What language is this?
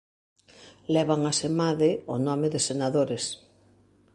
Galician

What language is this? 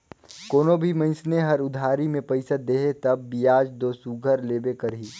Chhattisgarhi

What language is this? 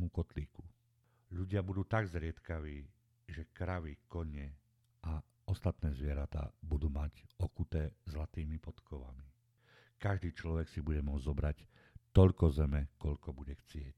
Slovak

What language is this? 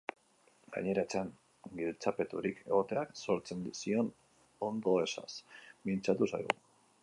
Basque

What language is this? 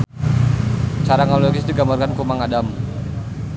Sundanese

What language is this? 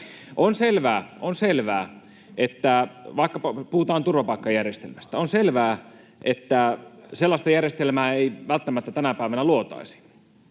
Finnish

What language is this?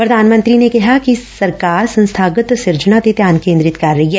Punjabi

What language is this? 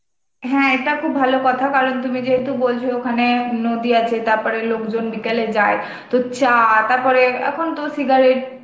Bangla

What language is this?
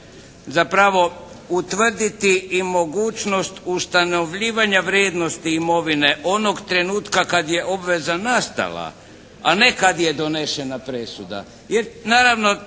Croatian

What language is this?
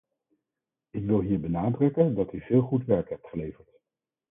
Dutch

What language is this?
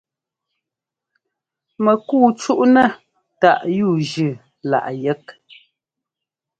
Ngomba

